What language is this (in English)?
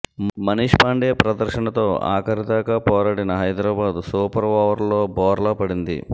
Telugu